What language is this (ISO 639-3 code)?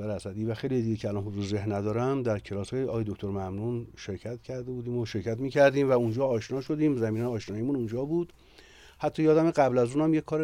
fas